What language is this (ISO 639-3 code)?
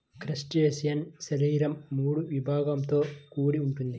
tel